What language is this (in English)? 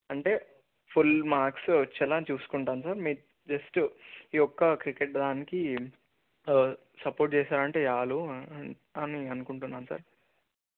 Telugu